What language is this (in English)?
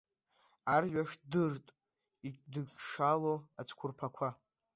Abkhazian